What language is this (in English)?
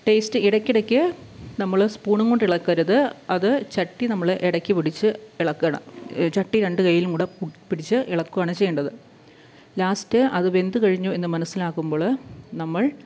Malayalam